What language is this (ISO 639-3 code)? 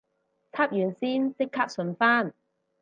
yue